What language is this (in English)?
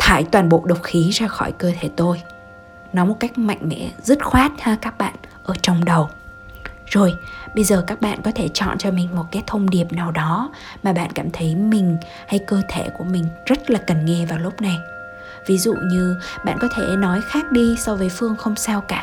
Vietnamese